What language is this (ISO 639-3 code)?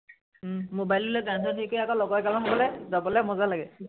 asm